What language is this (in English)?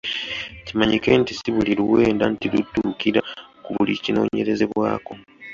Ganda